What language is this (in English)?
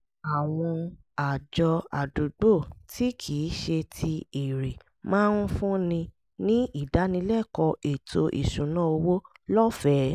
Yoruba